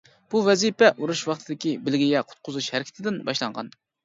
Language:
Uyghur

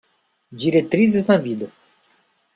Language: Portuguese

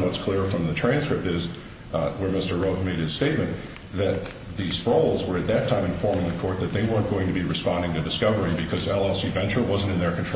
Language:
English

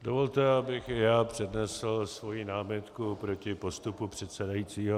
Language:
Czech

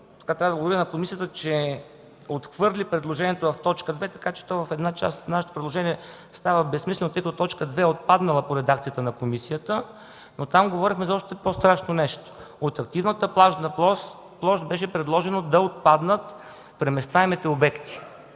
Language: Bulgarian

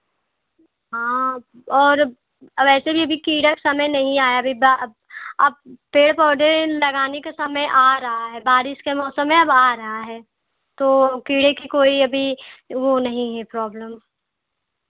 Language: Hindi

